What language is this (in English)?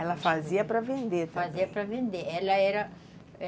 Portuguese